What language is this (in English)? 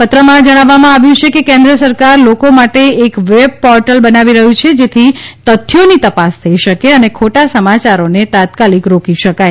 Gujarati